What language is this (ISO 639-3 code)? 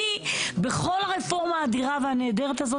heb